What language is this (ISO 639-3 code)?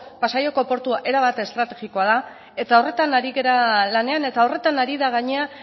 eus